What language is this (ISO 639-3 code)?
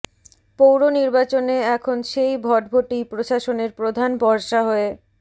ben